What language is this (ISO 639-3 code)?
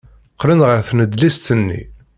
kab